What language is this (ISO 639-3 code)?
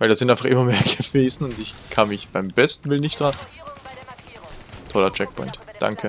deu